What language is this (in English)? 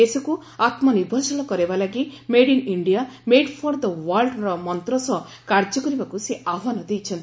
Odia